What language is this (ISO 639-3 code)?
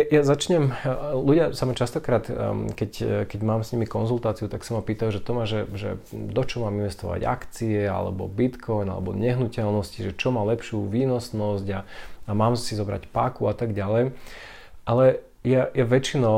slk